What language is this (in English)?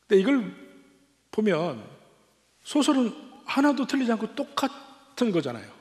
Korean